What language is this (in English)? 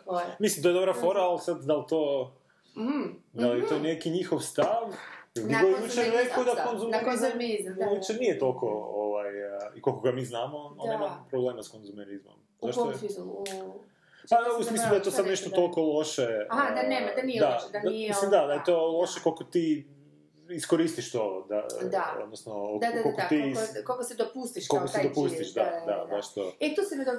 Croatian